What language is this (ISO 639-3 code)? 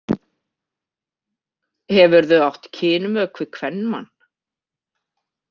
isl